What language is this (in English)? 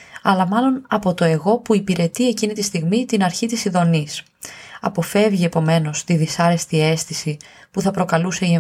Greek